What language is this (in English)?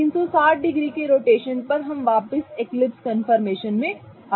Hindi